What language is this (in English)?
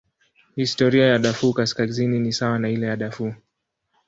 Swahili